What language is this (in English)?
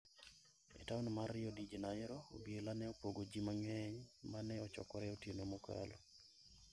Luo (Kenya and Tanzania)